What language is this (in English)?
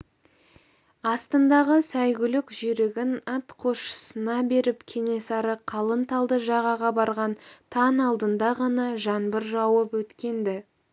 Kazakh